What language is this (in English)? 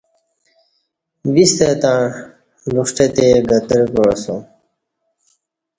Kati